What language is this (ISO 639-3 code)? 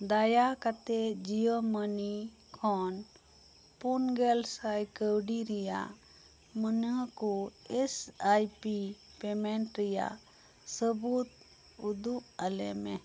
sat